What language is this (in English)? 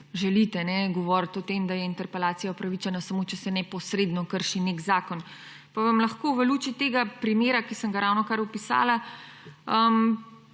Slovenian